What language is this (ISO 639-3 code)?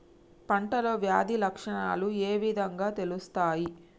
tel